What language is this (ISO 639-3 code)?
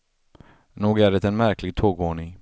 swe